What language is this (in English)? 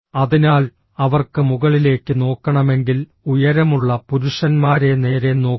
Malayalam